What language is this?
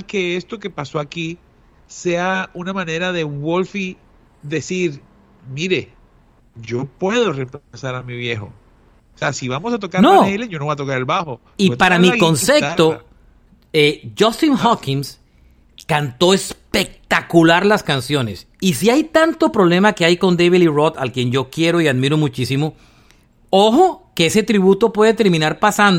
Spanish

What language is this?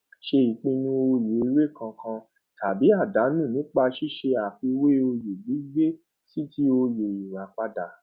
Yoruba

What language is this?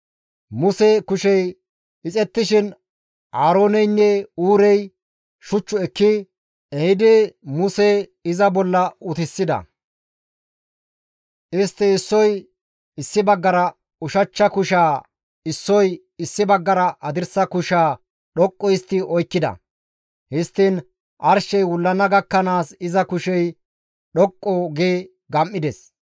Gamo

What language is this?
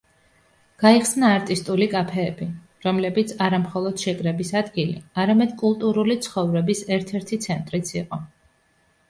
Georgian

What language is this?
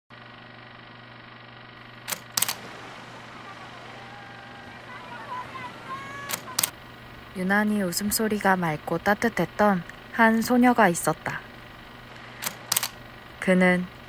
Korean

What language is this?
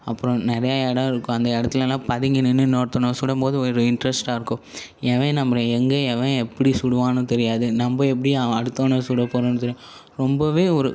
Tamil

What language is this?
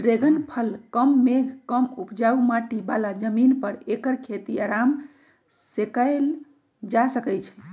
Magahi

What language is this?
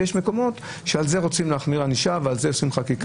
Hebrew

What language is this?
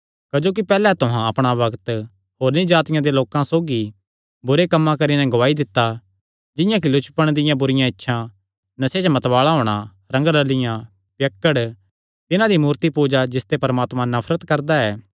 Kangri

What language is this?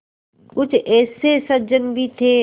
Hindi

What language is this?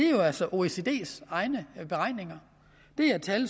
Danish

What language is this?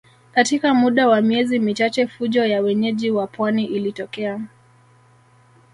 Swahili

